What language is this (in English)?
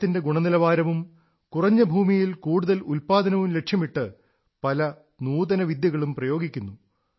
Malayalam